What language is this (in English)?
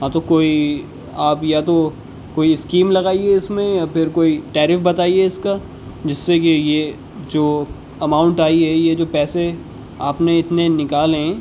Urdu